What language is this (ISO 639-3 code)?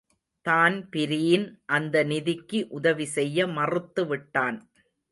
tam